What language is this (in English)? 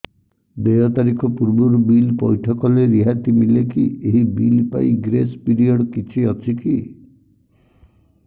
Odia